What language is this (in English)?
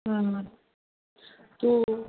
Marathi